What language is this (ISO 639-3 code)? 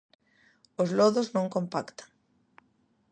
glg